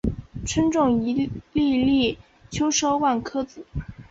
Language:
Chinese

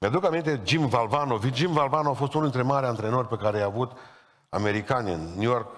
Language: Romanian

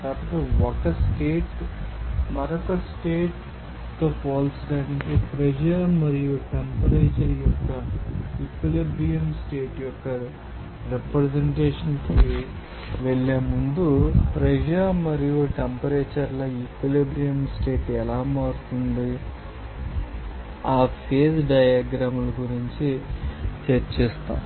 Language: Telugu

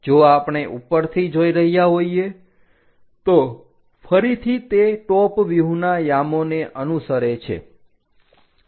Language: Gujarati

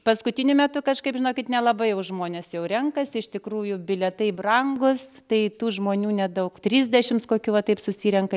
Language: Lithuanian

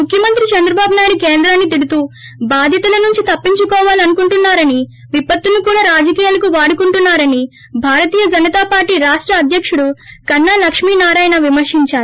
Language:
Telugu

